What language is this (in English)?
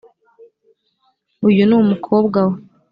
Kinyarwanda